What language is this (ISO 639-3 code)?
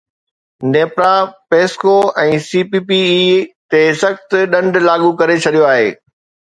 snd